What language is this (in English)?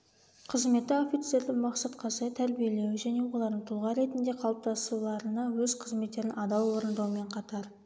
Kazakh